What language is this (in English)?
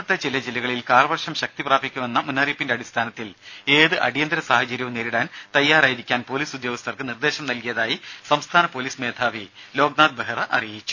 Malayalam